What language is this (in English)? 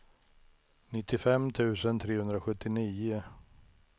Swedish